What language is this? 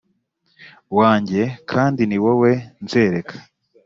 Kinyarwanda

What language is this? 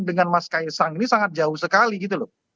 Indonesian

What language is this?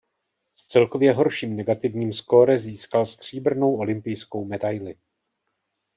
Czech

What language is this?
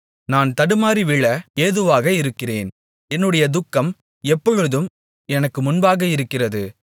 Tamil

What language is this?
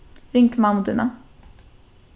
Faroese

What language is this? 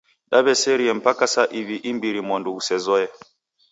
Taita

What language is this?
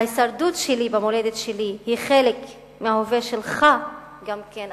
Hebrew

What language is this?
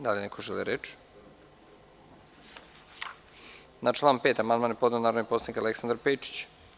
Serbian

